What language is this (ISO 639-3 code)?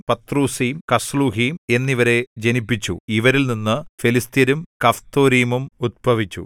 mal